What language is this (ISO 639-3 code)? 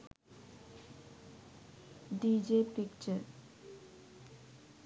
sin